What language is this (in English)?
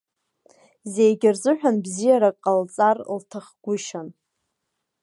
Abkhazian